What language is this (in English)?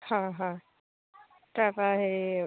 Assamese